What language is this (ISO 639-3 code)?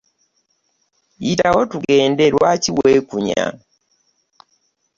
lug